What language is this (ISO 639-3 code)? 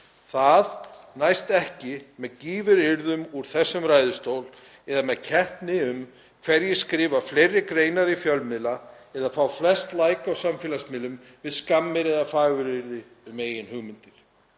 isl